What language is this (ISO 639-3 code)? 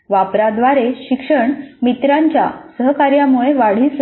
mar